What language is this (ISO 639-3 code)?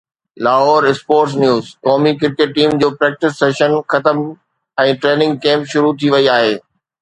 snd